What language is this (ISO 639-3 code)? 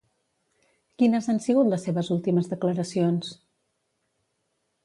cat